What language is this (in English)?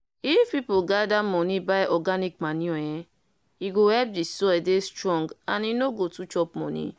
Nigerian Pidgin